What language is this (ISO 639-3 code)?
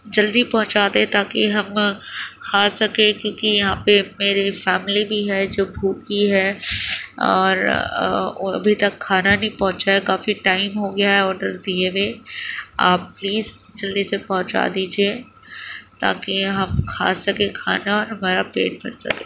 urd